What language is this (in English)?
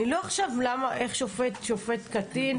Hebrew